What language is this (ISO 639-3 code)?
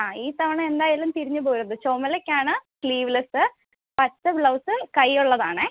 mal